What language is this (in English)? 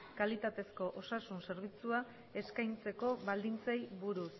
Basque